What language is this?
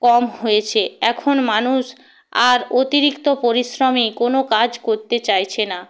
Bangla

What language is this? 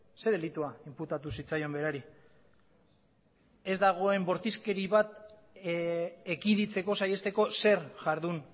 Basque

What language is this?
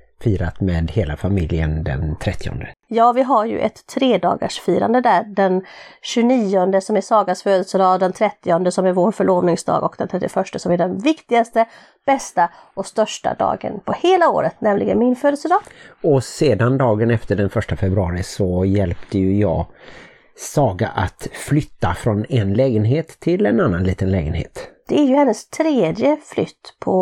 Swedish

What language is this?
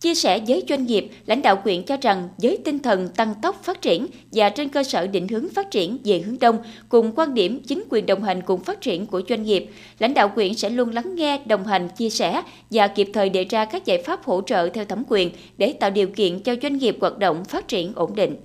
Vietnamese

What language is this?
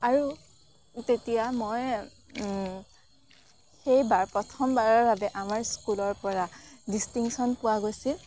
Assamese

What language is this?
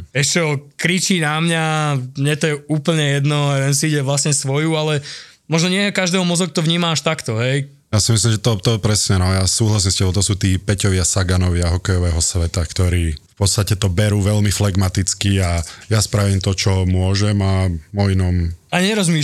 Slovak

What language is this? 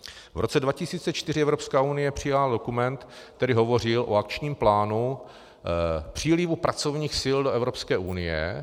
Czech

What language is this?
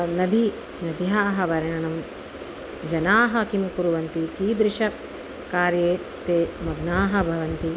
Sanskrit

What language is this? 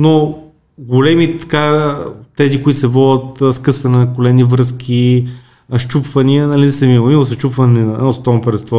Bulgarian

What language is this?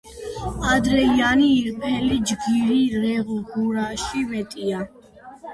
Georgian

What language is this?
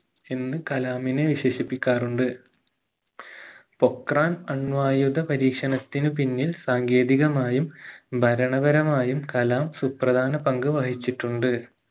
Malayalam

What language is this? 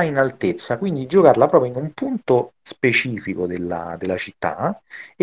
Italian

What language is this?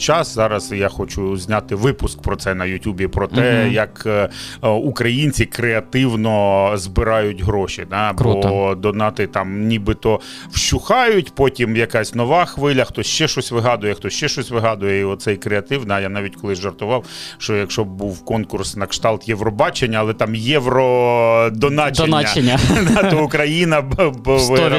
Ukrainian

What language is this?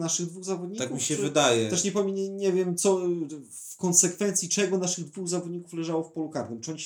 Polish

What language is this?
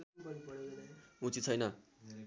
Nepali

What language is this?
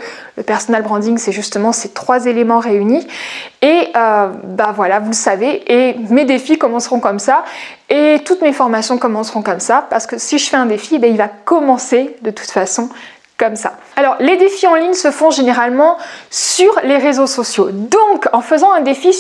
French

